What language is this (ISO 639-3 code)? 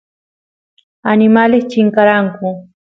qus